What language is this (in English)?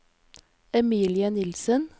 Norwegian